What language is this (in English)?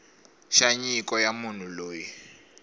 Tsonga